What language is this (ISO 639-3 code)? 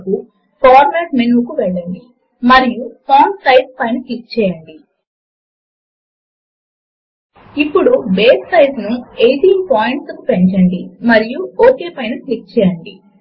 tel